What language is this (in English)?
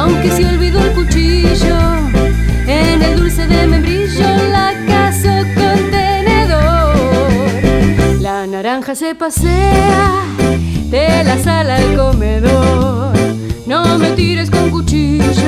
Dutch